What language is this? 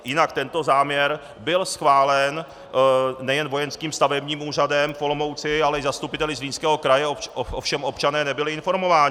Czech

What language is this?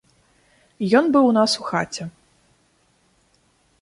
Belarusian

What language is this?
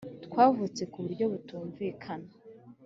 Kinyarwanda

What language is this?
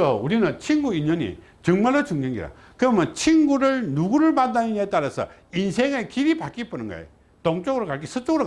Korean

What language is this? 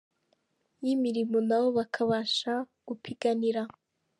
Kinyarwanda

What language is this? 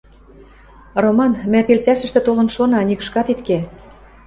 Western Mari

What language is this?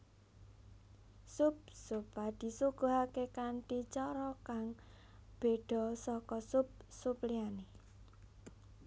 Javanese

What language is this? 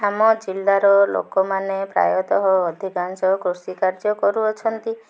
Odia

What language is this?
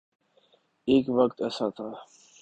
Urdu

